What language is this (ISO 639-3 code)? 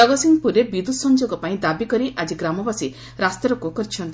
ori